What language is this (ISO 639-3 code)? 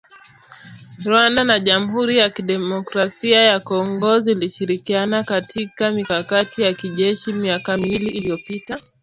swa